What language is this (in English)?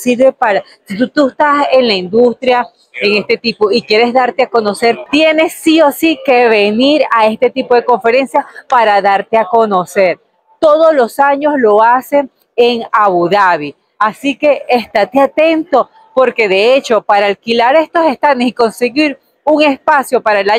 Spanish